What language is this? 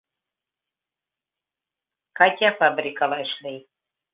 Bashkir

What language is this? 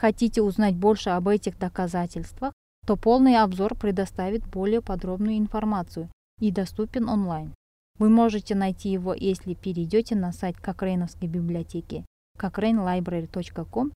Russian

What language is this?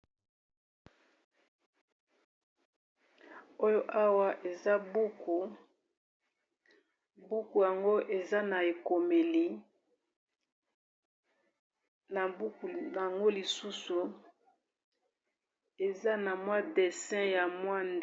Lingala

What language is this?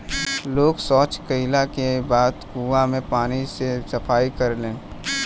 Bhojpuri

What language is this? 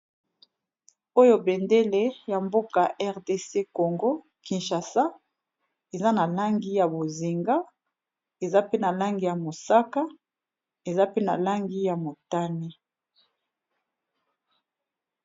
Lingala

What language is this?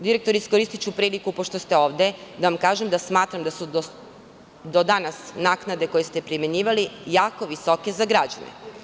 Serbian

